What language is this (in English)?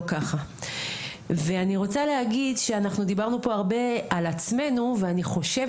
Hebrew